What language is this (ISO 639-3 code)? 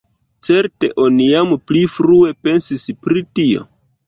epo